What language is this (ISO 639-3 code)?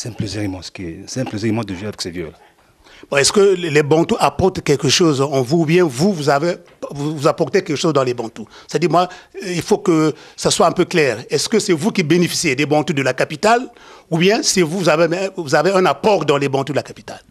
fra